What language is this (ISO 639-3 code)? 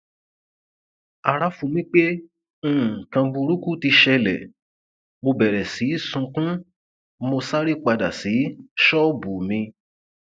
yor